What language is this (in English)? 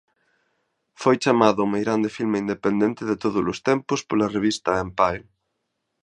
Galician